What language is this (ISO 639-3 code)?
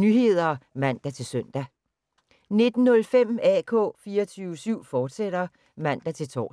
dan